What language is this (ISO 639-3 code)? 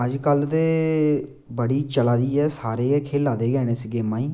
doi